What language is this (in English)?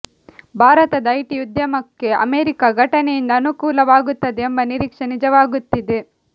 Kannada